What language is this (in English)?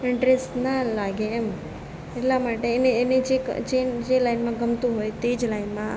Gujarati